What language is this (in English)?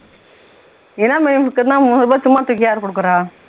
Tamil